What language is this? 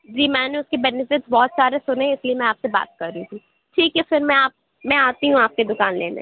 Urdu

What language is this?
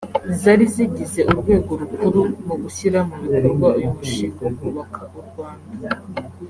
Kinyarwanda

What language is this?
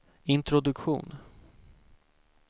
Swedish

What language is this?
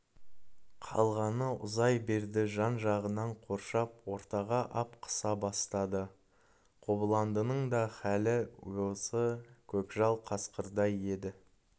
Kazakh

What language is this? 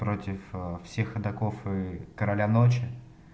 Russian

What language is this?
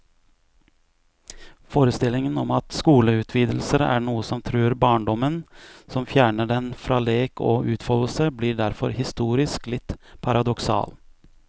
Norwegian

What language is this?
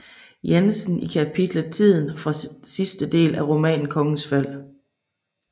Danish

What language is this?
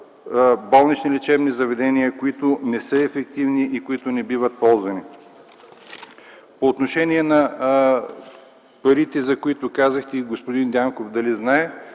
Bulgarian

